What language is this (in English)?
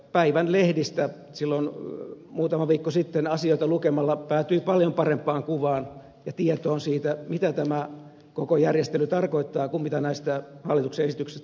Finnish